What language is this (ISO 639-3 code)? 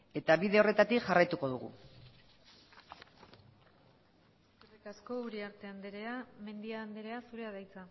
eus